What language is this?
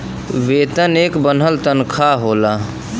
Bhojpuri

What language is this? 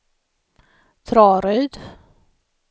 Swedish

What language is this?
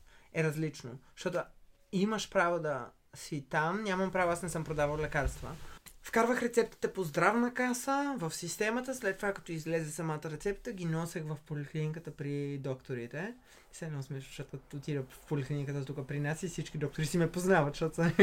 Bulgarian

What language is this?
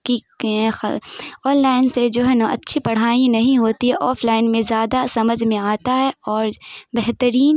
Urdu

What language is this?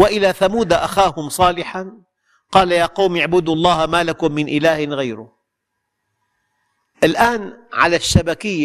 Arabic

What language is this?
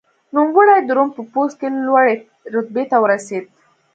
Pashto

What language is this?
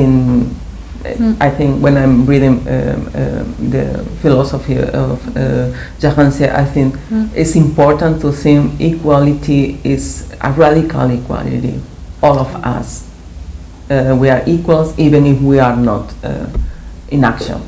English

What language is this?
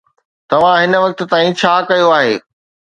Sindhi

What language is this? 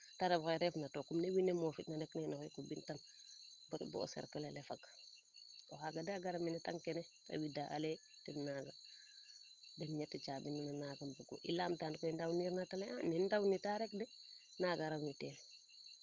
Serer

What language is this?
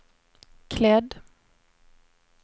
Swedish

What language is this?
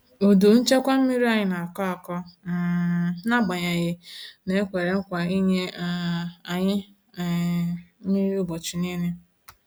Igbo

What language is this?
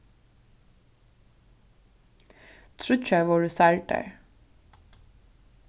Faroese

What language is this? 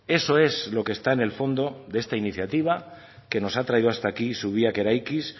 Spanish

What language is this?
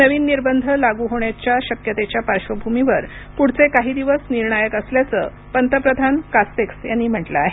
Marathi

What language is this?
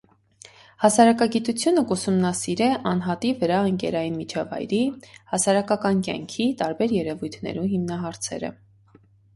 Armenian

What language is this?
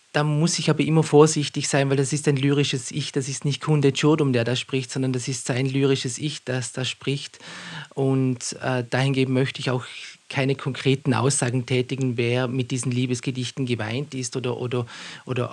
German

